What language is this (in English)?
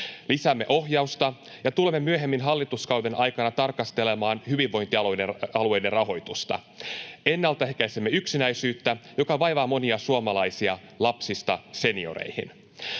Finnish